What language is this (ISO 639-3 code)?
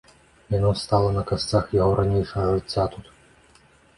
bel